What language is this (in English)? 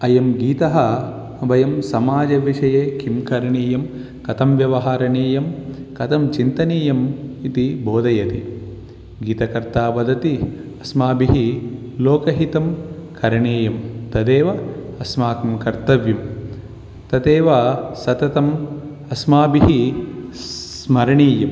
Sanskrit